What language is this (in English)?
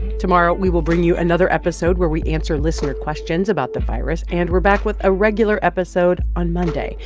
English